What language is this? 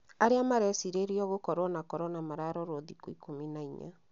Kikuyu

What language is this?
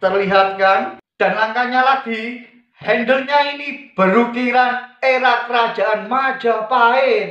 Indonesian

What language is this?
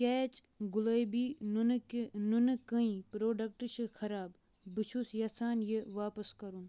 Kashmiri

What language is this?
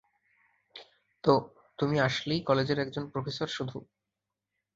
Bangla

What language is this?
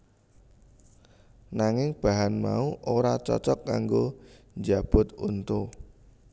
Javanese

